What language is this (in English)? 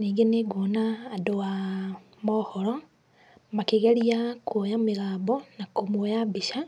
Kikuyu